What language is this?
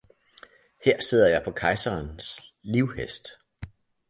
Danish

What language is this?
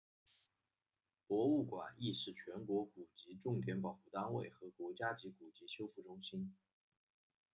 Chinese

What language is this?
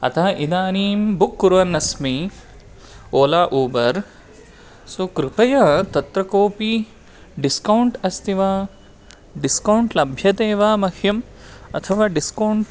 Sanskrit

